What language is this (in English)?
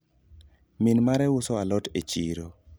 Luo (Kenya and Tanzania)